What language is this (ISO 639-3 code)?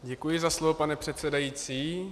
ces